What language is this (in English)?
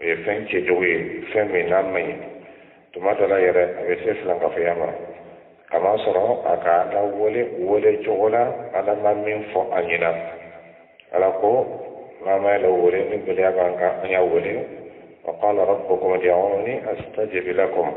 Arabic